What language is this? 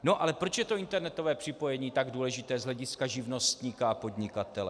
Czech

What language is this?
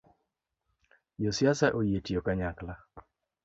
Luo (Kenya and Tanzania)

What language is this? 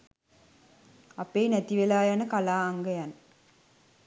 Sinhala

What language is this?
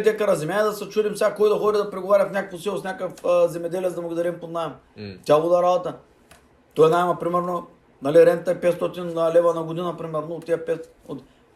Bulgarian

